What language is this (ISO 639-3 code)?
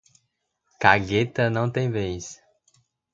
por